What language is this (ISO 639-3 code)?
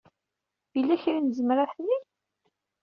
kab